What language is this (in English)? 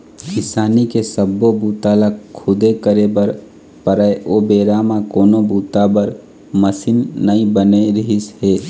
Chhattisgarhi